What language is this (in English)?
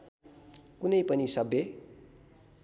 Nepali